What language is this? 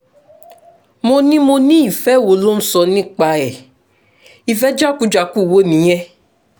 Yoruba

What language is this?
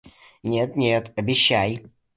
Russian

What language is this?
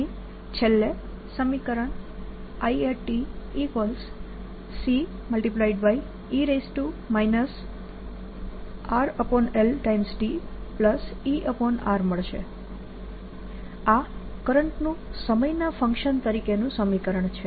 Gujarati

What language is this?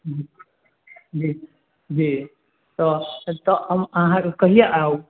Maithili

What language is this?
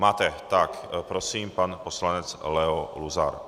Czech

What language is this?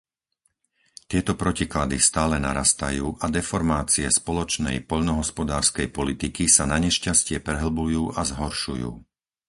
Slovak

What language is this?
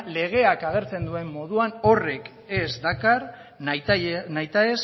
Basque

